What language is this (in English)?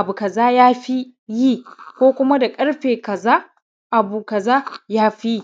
Hausa